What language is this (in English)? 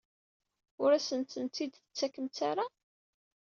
Kabyle